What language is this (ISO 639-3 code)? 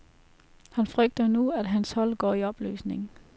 dan